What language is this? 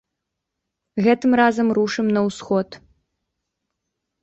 Belarusian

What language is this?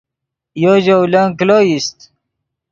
Yidgha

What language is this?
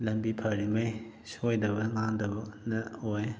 Manipuri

